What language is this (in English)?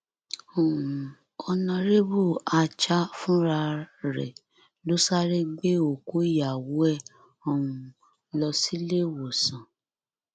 Yoruba